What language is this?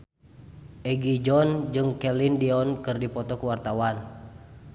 Sundanese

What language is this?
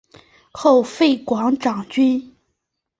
Chinese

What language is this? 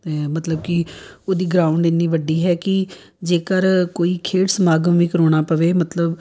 Punjabi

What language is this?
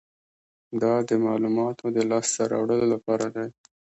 Pashto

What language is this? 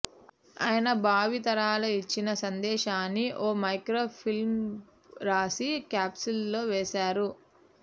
Telugu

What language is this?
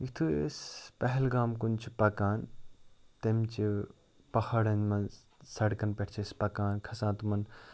Kashmiri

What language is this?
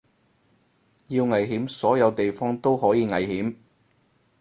Cantonese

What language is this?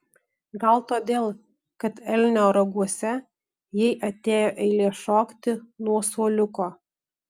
Lithuanian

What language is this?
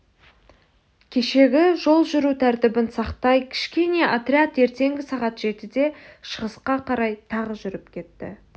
Kazakh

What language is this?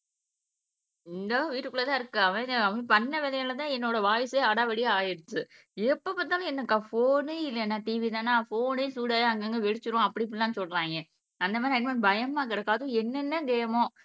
Tamil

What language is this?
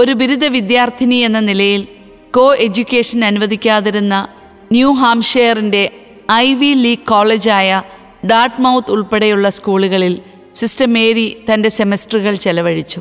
Malayalam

